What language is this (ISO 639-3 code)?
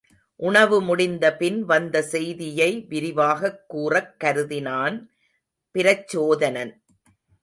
tam